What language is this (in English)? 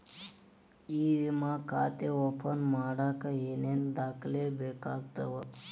Kannada